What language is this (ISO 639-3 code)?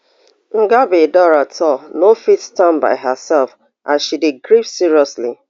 pcm